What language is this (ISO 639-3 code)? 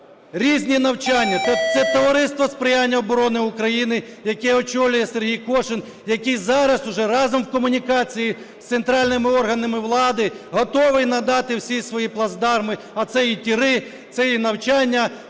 ukr